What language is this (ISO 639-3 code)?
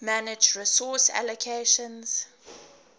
eng